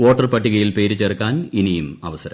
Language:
Malayalam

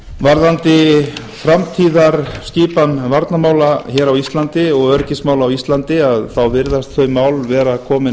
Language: Icelandic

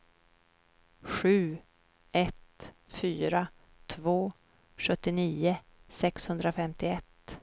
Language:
Swedish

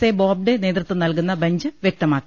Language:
Malayalam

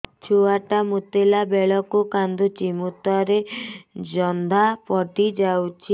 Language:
Odia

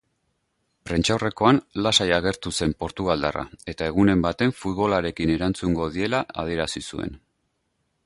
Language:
Basque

